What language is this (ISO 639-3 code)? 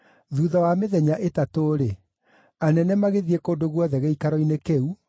kik